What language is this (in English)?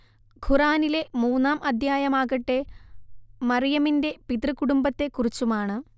Malayalam